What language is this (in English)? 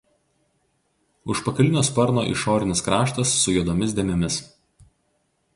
Lithuanian